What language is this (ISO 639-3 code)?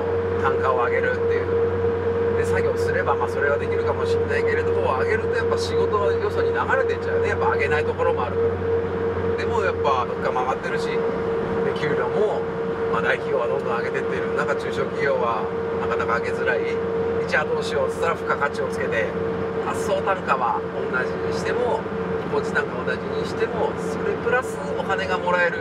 jpn